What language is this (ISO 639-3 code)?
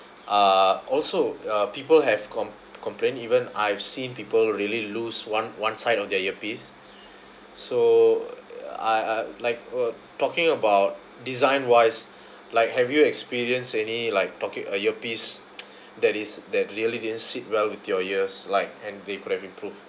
eng